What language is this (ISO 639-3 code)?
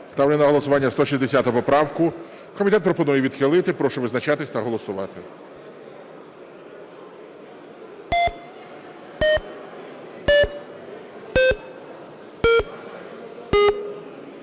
ukr